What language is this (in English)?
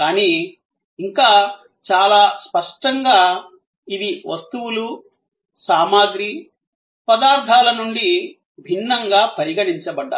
Telugu